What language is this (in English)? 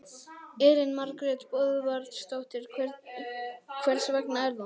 Icelandic